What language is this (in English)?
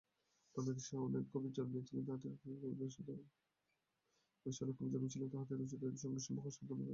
Bangla